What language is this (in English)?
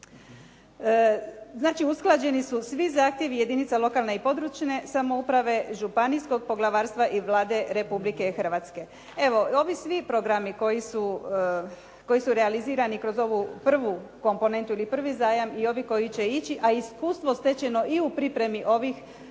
Croatian